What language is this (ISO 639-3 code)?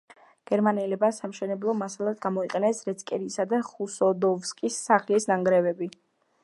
kat